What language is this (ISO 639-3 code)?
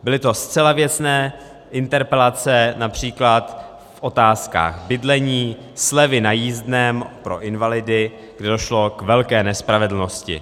ces